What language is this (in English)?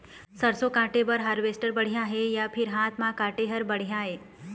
Chhattisgarhi